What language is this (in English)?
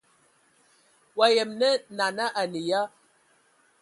Ewondo